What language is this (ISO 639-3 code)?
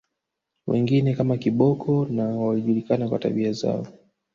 swa